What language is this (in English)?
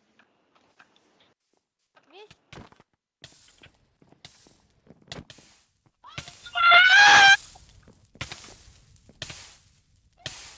Russian